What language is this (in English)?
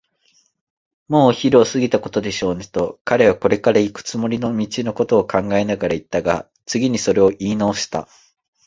Japanese